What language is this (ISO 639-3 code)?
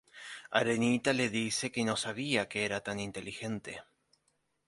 spa